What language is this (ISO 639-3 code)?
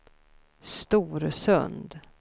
swe